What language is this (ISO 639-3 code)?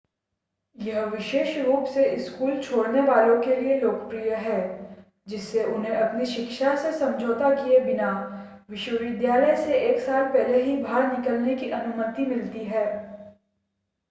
hin